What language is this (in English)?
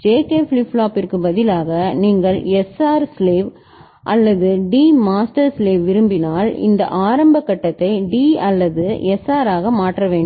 Tamil